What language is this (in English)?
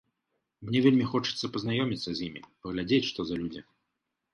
Belarusian